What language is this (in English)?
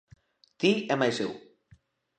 Galician